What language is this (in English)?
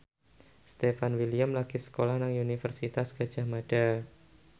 Javanese